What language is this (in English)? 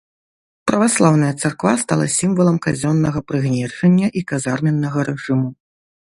Belarusian